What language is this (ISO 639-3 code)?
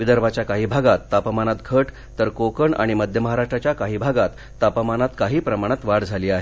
mar